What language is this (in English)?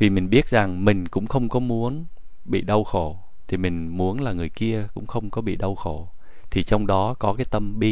Vietnamese